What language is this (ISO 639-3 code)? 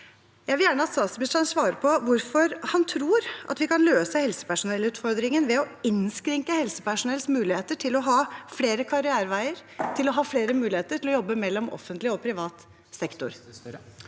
nor